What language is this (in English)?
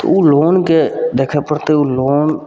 Maithili